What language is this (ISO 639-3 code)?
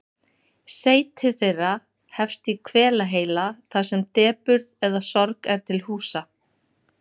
isl